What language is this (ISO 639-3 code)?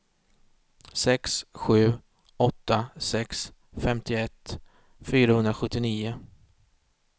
swe